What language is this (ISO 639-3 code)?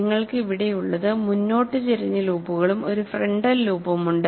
mal